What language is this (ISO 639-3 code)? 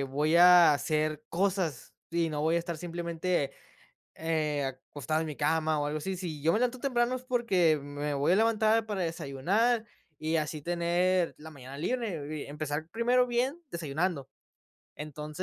spa